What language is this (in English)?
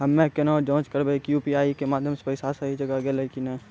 Maithili